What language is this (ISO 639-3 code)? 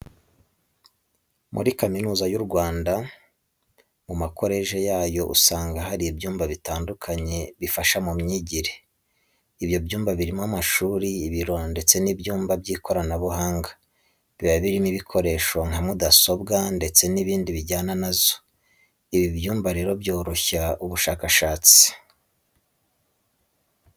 kin